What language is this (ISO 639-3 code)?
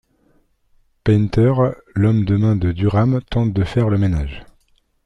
fra